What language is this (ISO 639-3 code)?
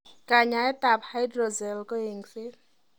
kln